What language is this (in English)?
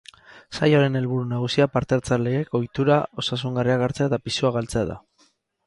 Basque